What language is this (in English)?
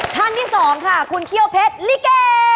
Thai